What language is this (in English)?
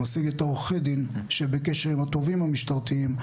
Hebrew